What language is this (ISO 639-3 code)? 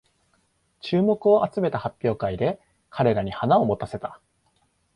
jpn